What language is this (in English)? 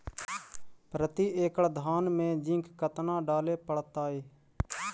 Magahi